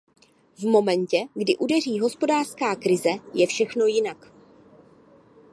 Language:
Czech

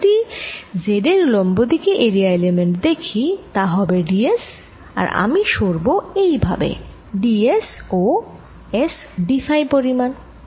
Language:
Bangla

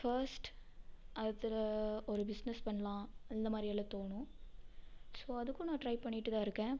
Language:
Tamil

